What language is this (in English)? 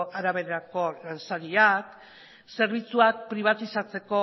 Basque